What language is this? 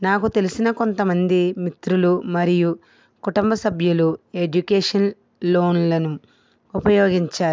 Telugu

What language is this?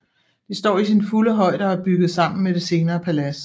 Danish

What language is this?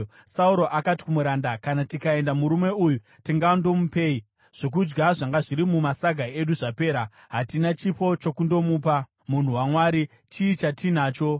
Shona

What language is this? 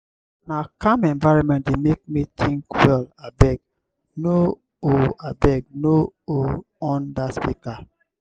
Nigerian Pidgin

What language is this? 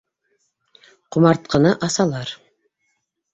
Bashkir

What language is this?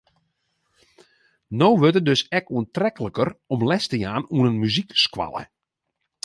Western Frisian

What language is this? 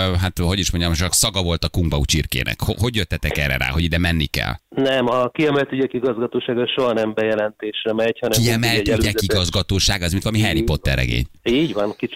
Hungarian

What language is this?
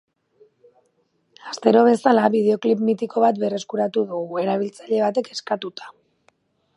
Basque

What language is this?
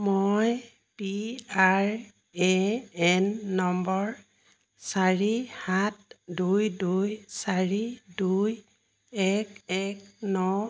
Assamese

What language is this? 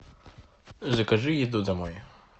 Russian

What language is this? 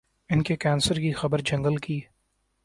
Urdu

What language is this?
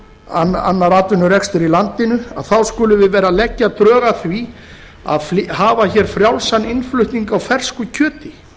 Icelandic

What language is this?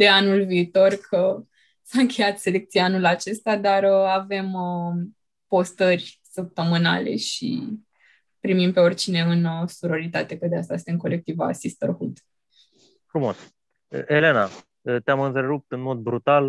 Romanian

